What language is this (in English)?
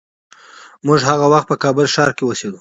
Pashto